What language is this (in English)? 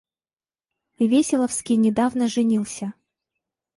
Russian